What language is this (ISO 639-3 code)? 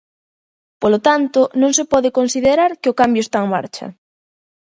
glg